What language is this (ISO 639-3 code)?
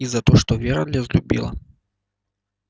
rus